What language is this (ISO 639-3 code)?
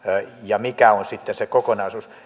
fin